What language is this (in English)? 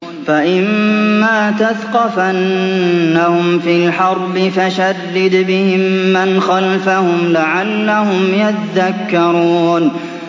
Arabic